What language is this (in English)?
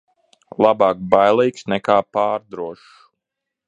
Latvian